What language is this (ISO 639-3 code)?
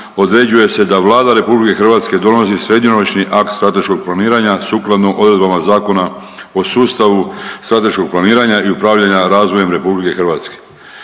hrv